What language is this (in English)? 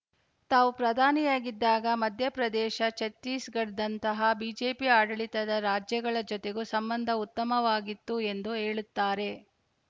Kannada